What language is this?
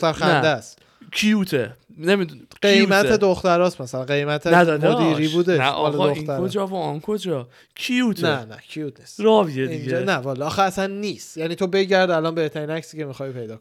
Persian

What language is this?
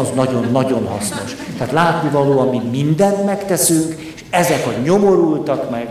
Hungarian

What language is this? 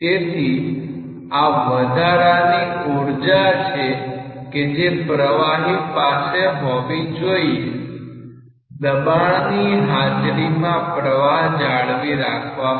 Gujarati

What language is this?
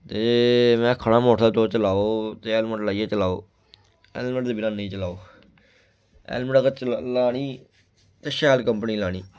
Dogri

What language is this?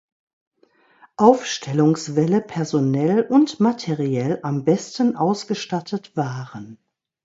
German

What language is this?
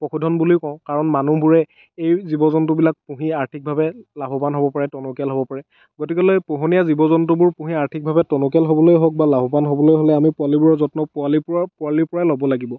Assamese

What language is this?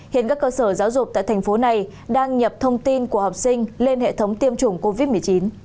Vietnamese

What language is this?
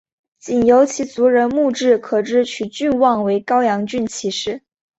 Chinese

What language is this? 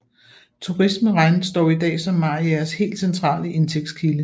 Danish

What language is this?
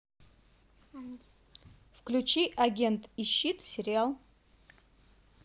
Russian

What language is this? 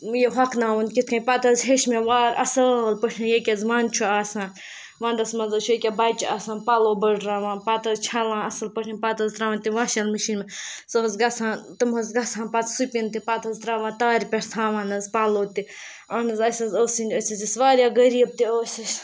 Kashmiri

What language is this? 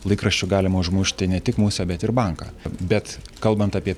Lithuanian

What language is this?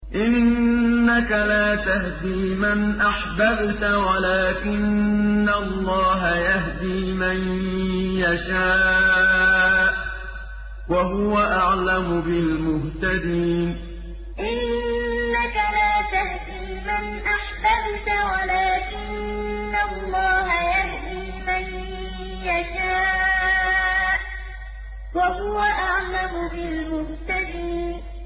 Arabic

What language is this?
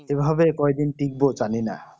Bangla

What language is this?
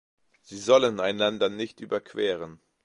German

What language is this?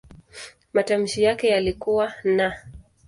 Swahili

